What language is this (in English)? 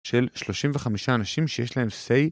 Hebrew